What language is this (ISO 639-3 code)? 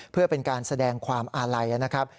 tha